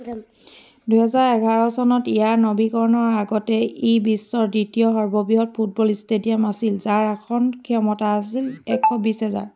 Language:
Assamese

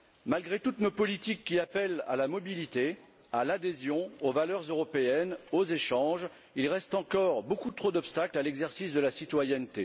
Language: French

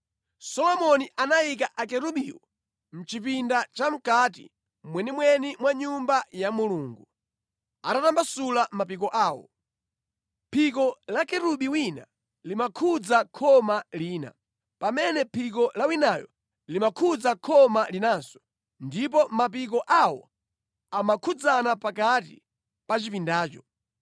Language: Nyanja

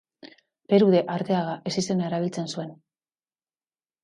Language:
Basque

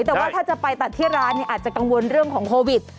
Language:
Thai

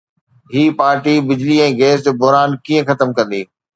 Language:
Sindhi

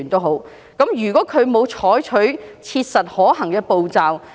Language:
Cantonese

